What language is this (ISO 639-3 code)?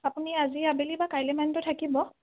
asm